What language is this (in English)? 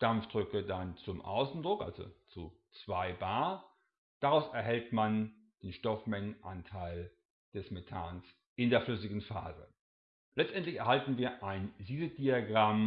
German